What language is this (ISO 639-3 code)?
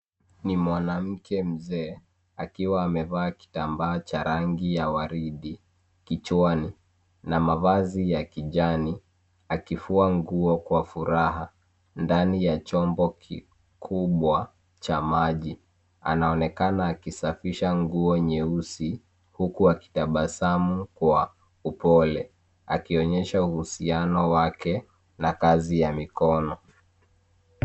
swa